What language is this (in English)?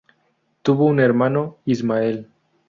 Spanish